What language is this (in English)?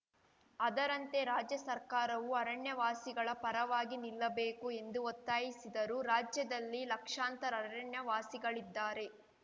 Kannada